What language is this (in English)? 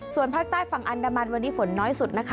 Thai